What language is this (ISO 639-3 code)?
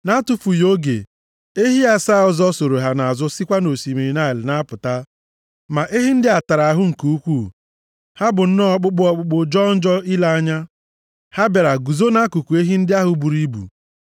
ibo